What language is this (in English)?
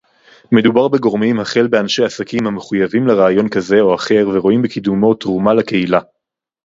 Hebrew